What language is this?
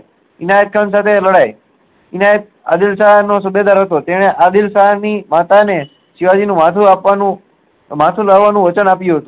Gujarati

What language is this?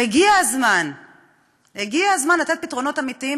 Hebrew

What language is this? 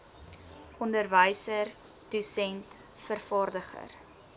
Afrikaans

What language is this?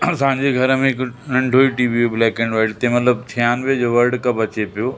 Sindhi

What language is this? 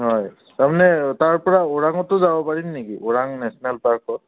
Assamese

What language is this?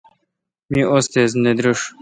Kalkoti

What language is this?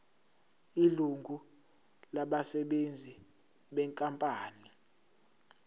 Zulu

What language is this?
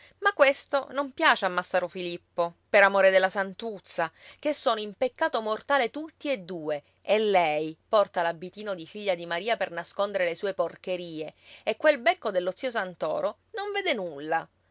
Italian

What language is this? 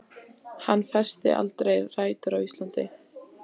Icelandic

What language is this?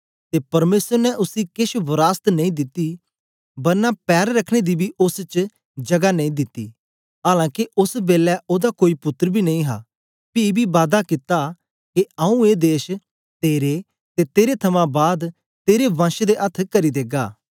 Dogri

